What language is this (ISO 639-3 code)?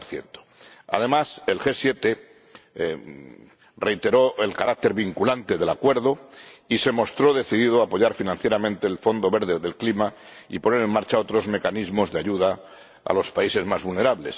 spa